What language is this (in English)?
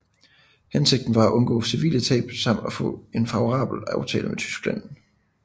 Danish